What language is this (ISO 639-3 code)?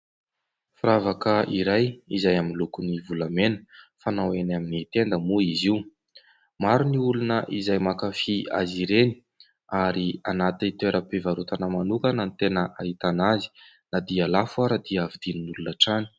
mlg